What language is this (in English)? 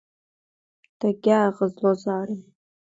Abkhazian